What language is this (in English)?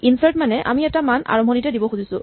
Assamese